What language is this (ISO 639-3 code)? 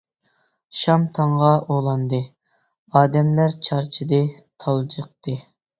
uig